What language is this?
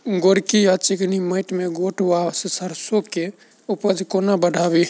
Maithili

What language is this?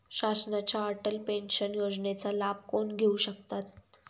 Marathi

